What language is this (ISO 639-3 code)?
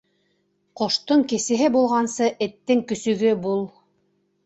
bak